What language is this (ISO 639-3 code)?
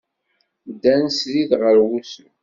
kab